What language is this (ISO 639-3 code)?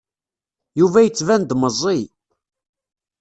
kab